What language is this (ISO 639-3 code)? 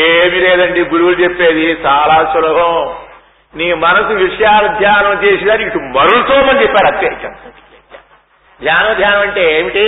tel